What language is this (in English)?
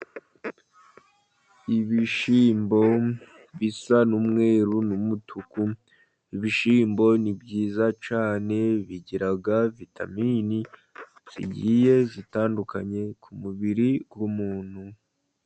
Kinyarwanda